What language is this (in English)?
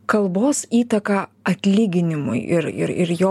Lithuanian